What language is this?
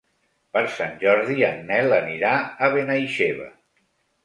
Catalan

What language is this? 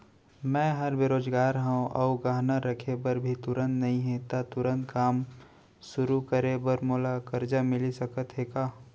Chhattisgarhi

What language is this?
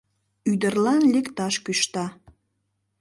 Mari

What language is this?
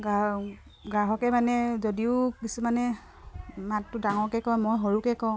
Assamese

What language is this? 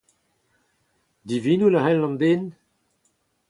Breton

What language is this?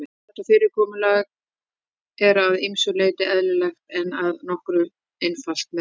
Icelandic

